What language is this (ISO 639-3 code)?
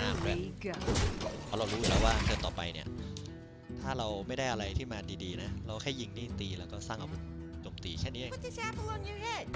tha